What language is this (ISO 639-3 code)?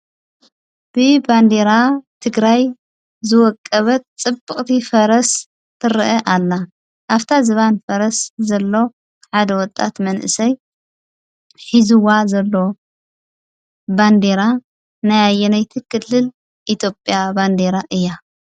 tir